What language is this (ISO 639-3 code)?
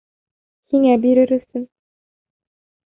bak